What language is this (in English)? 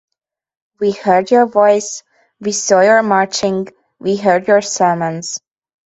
English